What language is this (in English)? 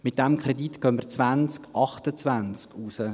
Swiss German